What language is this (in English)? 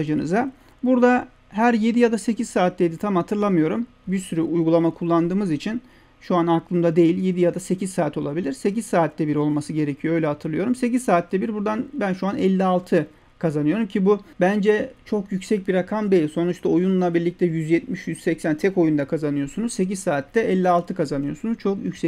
Turkish